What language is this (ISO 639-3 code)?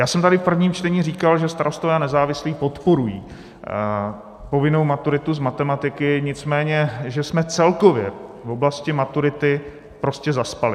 ces